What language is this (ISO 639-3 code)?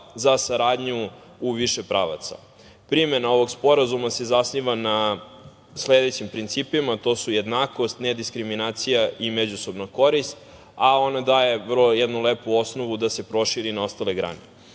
srp